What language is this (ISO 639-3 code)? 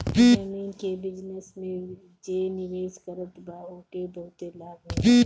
bho